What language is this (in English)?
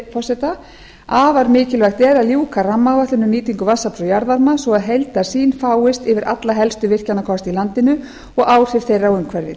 Icelandic